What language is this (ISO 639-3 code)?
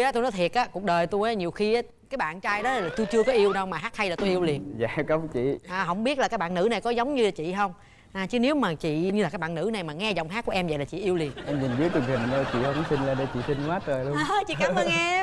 vie